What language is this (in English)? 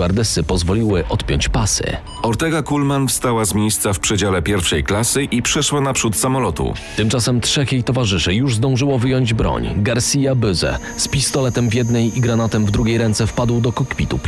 Polish